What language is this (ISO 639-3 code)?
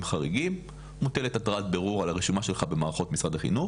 heb